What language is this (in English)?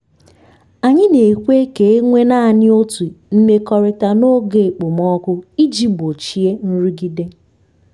Igbo